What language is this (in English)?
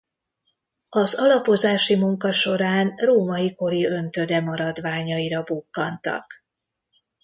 Hungarian